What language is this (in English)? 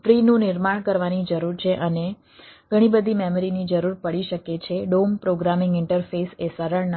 Gujarati